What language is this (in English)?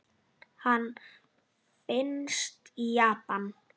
Icelandic